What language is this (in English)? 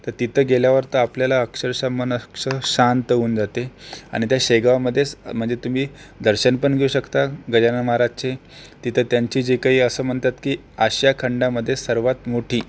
Marathi